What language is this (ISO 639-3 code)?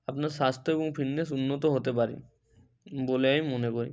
ben